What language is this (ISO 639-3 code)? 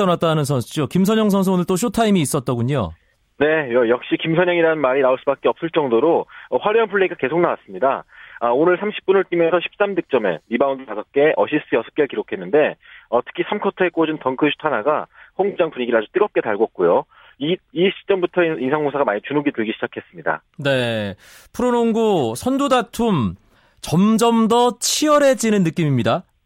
kor